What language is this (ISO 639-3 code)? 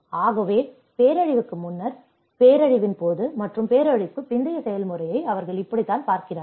tam